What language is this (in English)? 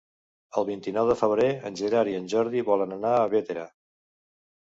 Catalan